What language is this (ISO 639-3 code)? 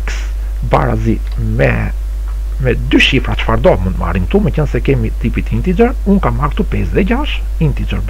ron